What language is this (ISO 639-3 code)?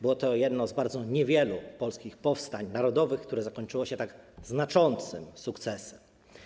pol